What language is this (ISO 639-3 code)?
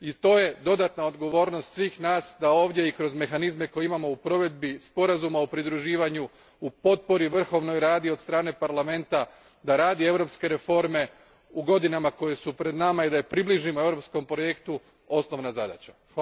hrv